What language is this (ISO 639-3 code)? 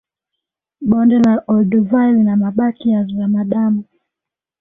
swa